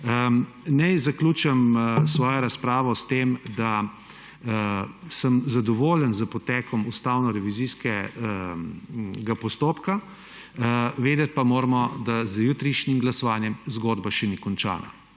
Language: Slovenian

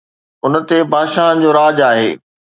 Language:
Sindhi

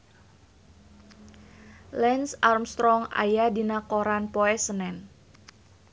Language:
Sundanese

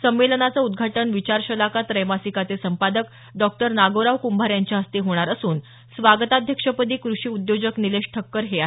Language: Marathi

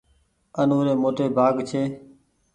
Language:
Goaria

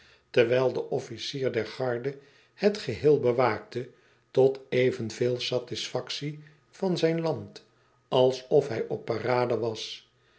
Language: Dutch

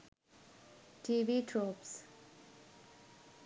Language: Sinhala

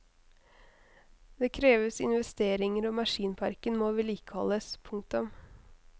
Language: Norwegian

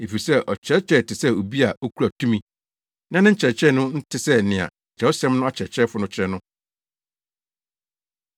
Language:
Akan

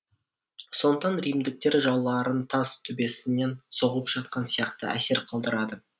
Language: Kazakh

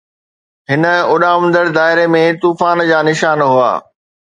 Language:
Sindhi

